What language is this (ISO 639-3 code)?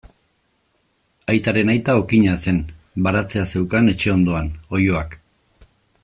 eus